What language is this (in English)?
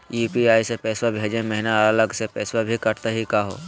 Magahi